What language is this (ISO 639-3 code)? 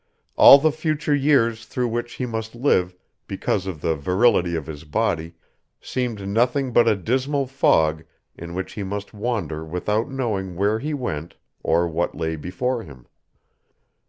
eng